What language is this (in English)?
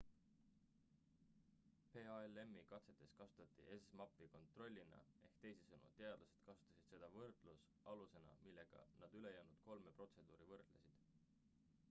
Estonian